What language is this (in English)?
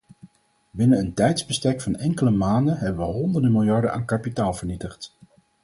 Dutch